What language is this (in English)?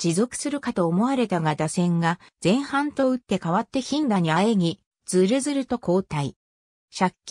Japanese